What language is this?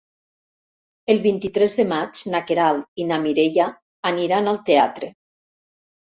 Catalan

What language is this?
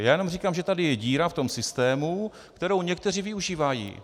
Czech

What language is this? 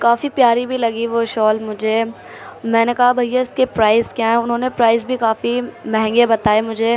Urdu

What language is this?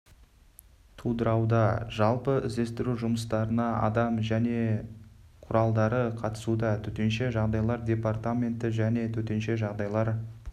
Kazakh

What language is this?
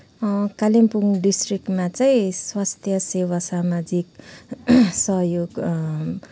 Nepali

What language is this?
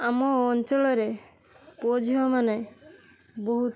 Odia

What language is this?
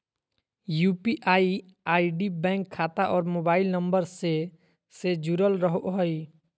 Magahi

